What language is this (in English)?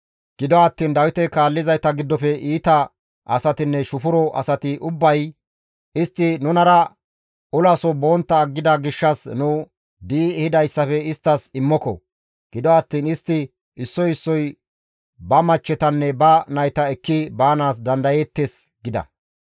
Gamo